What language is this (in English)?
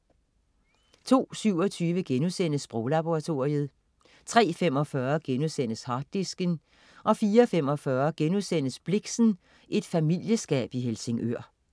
Danish